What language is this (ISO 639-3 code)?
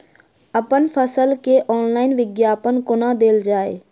mai